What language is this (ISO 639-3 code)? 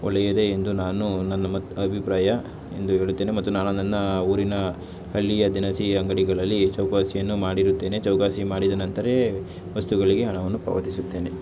kan